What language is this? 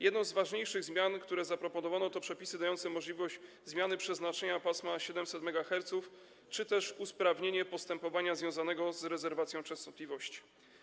Polish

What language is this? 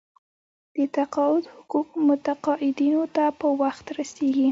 Pashto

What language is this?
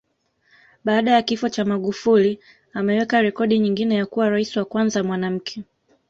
Swahili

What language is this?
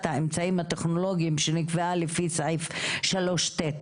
Hebrew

